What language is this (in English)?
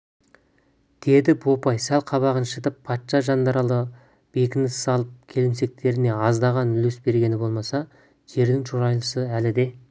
Kazakh